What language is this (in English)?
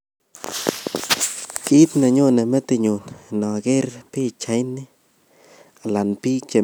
Kalenjin